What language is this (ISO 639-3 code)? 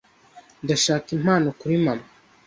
kin